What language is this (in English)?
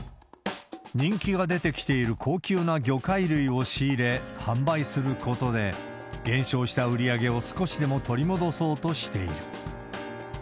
Japanese